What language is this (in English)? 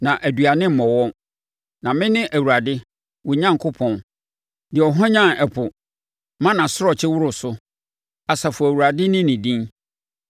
Akan